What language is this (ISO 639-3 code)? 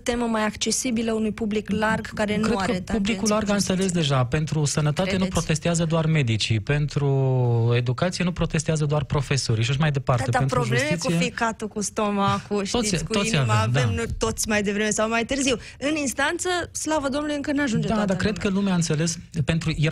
ron